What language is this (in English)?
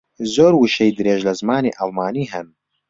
Central Kurdish